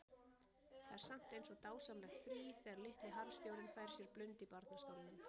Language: Icelandic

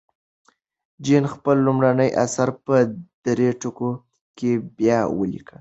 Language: Pashto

